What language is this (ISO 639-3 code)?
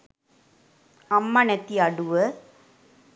sin